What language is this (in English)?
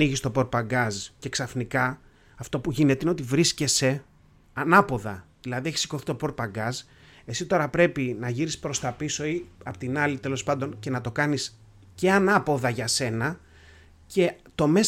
Greek